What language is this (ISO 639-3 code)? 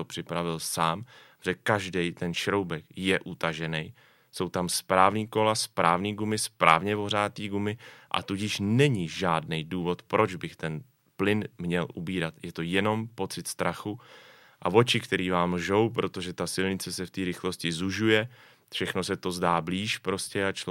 ces